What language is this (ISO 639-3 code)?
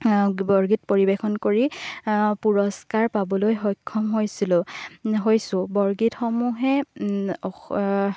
asm